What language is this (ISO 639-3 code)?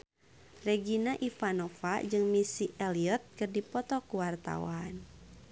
sun